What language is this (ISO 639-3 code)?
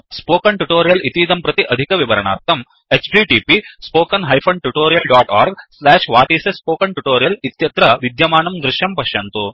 san